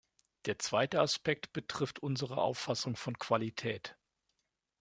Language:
German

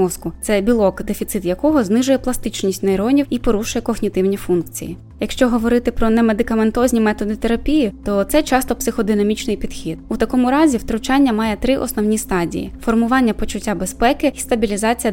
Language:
Ukrainian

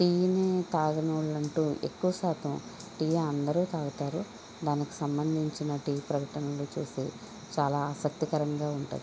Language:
Telugu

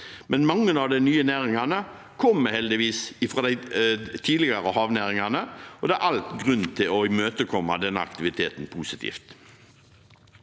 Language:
Norwegian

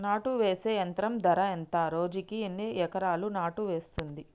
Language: Telugu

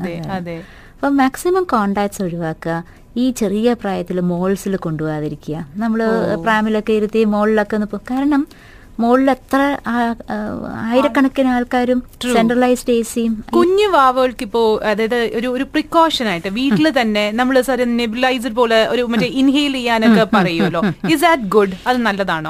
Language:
Malayalam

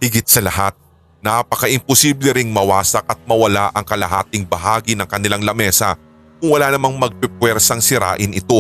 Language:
Filipino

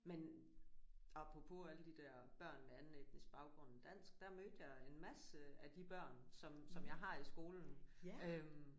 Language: Danish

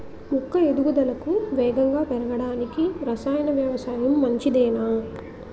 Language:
Telugu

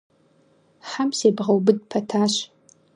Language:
Kabardian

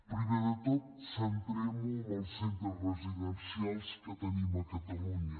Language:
Catalan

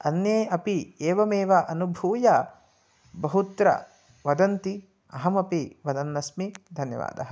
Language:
Sanskrit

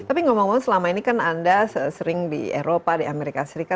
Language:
Indonesian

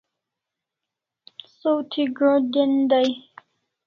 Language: Kalasha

